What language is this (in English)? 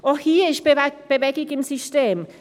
Swiss German